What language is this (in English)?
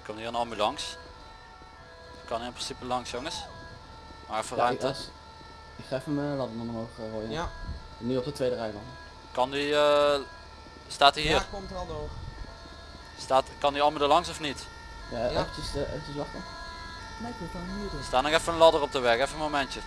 Dutch